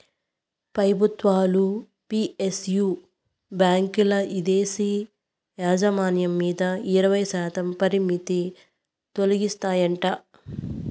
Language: Telugu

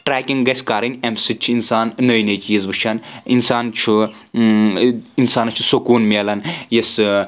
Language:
Kashmiri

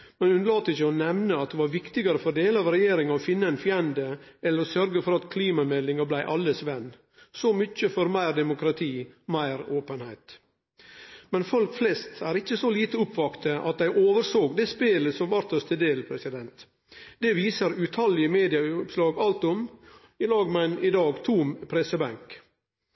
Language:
Norwegian Nynorsk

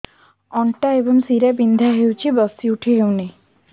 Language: Odia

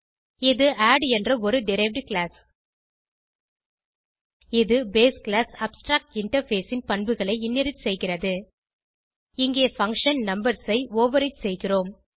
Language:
Tamil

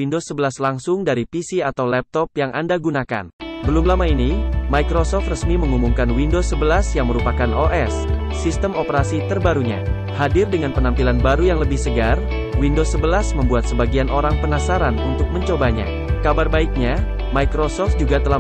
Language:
Indonesian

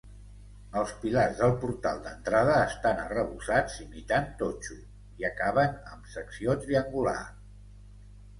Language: Catalan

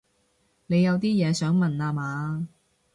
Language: Cantonese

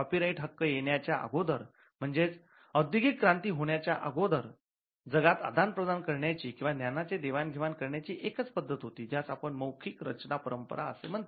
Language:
Marathi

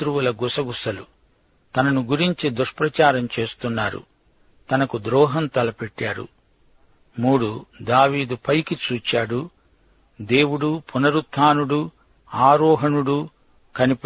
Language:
Telugu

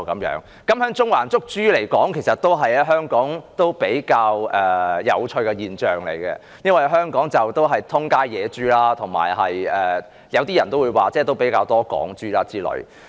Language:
Cantonese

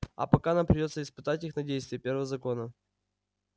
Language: Russian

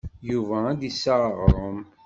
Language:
Kabyle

